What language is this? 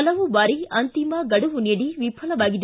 Kannada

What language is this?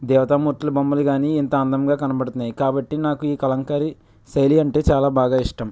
Telugu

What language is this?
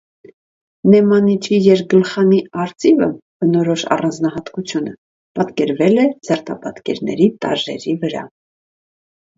Armenian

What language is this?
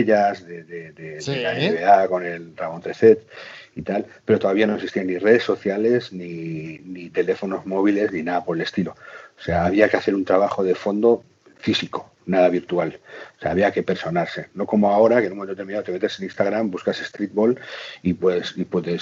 Spanish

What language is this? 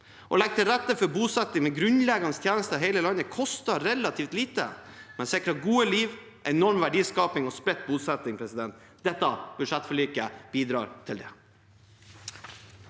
Norwegian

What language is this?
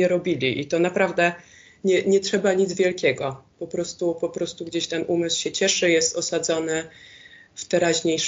Polish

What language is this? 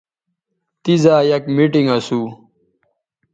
Bateri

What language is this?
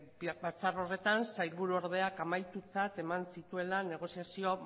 Basque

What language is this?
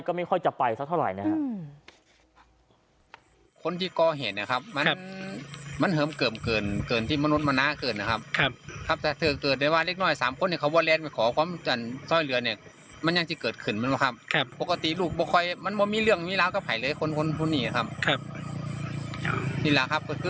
Thai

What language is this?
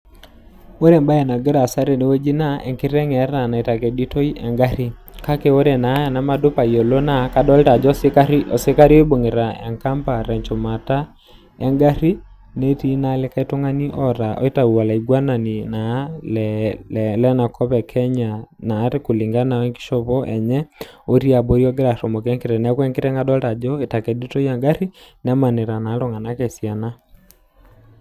Masai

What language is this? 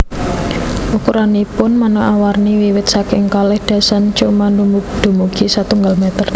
Javanese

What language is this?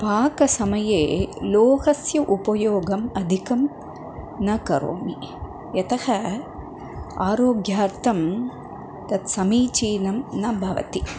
Sanskrit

